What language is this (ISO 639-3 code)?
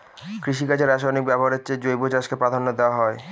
ben